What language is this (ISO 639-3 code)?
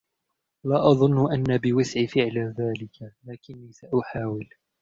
ara